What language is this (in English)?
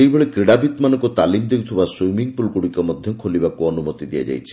Odia